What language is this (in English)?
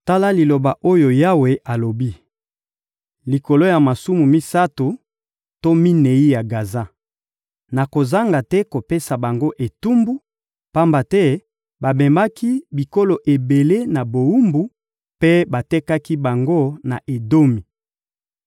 Lingala